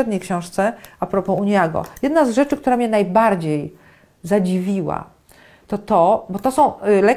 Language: Polish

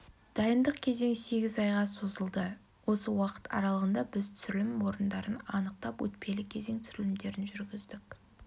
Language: Kazakh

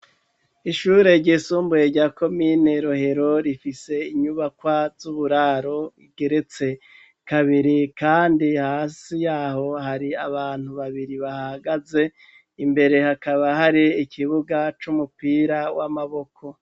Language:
Rundi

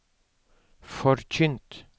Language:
Norwegian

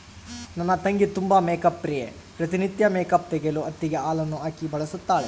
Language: Kannada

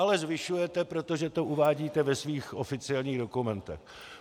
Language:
Czech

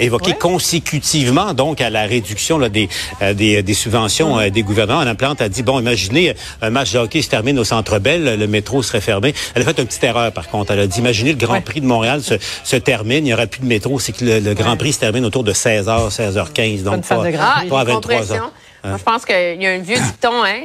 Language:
French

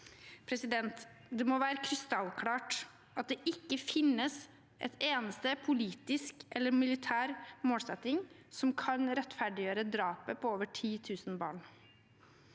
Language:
Norwegian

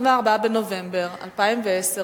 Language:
Hebrew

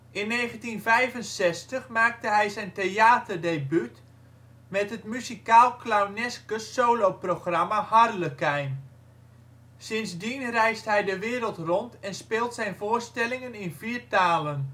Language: Dutch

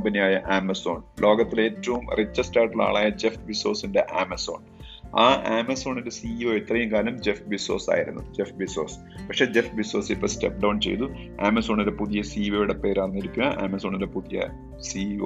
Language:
Malayalam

